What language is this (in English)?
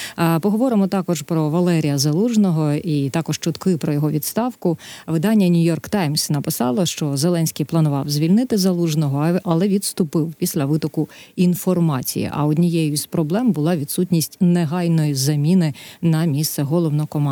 Ukrainian